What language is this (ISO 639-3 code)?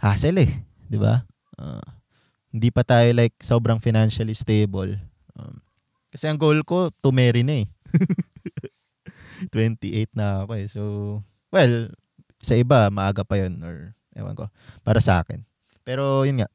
fil